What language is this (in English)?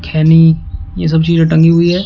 Hindi